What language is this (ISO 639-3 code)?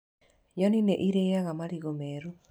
kik